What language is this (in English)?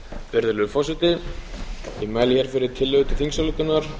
Icelandic